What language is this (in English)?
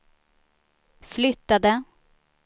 Swedish